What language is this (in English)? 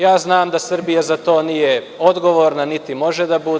Serbian